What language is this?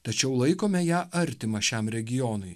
Lithuanian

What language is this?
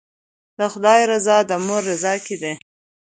Pashto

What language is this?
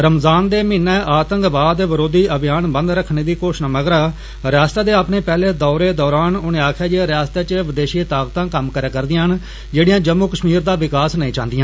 Dogri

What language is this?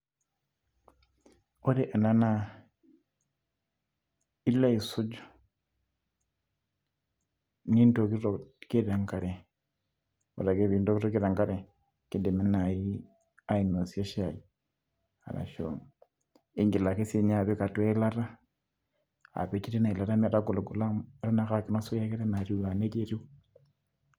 Masai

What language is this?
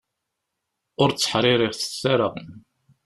Kabyle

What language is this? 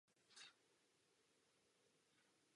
Czech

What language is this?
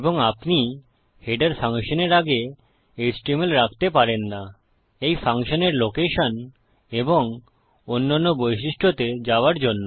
Bangla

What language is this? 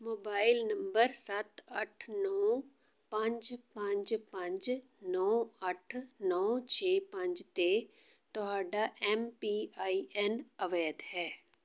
Punjabi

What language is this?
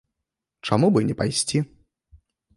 Belarusian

